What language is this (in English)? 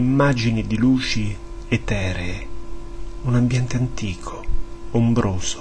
Italian